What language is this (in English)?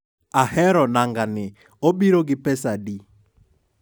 Luo (Kenya and Tanzania)